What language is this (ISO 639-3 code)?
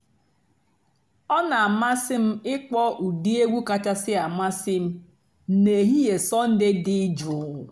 ibo